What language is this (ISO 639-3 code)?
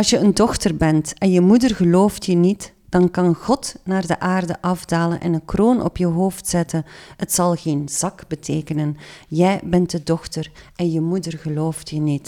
nld